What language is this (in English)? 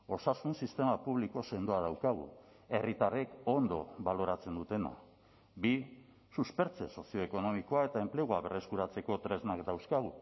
Basque